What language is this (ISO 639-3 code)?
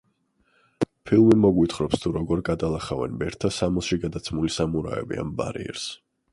kat